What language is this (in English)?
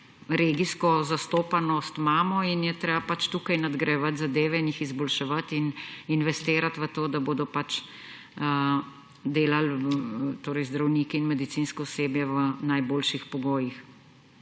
Slovenian